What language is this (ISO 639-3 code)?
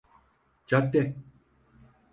tur